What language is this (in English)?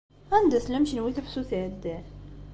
Kabyle